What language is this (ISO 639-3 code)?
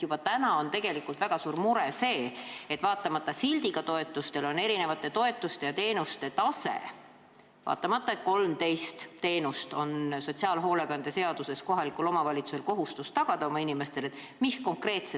est